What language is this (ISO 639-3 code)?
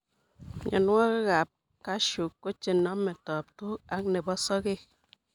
kln